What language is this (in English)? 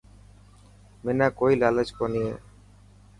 Dhatki